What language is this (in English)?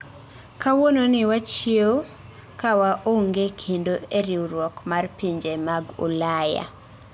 Luo (Kenya and Tanzania)